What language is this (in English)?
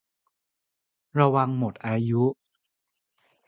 Thai